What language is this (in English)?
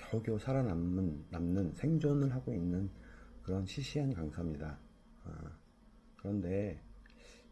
Korean